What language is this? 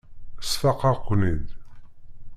Kabyle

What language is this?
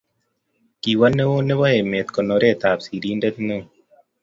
Kalenjin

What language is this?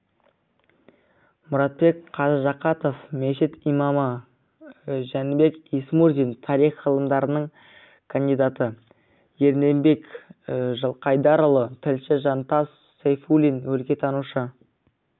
Kazakh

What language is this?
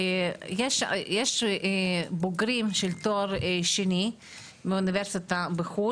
Hebrew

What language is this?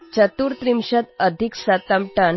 Assamese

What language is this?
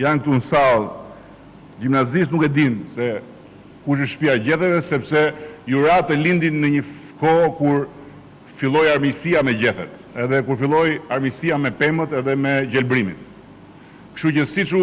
Romanian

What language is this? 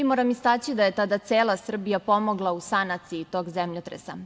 Serbian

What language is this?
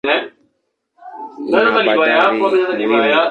Swahili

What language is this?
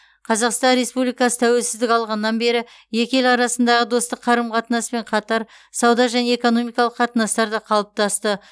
Kazakh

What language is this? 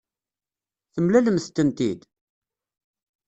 Kabyle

